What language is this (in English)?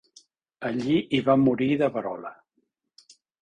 Catalan